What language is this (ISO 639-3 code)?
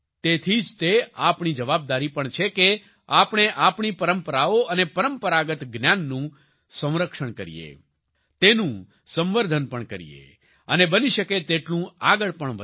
guj